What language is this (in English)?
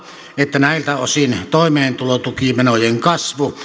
Finnish